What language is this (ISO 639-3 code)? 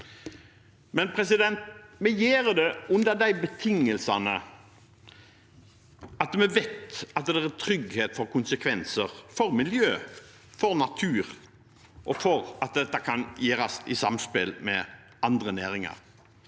nor